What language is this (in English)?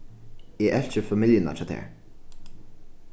Faroese